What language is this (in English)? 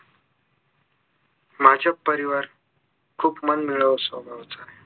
Marathi